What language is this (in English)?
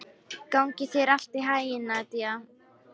Icelandic